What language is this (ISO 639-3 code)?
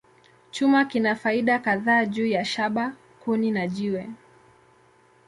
swa